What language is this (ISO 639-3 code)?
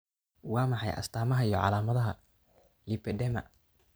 som